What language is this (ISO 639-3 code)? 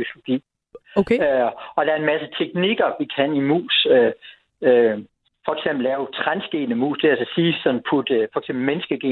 dan